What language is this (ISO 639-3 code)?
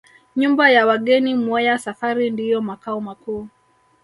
swa